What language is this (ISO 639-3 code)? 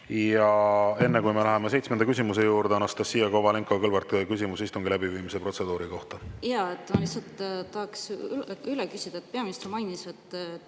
est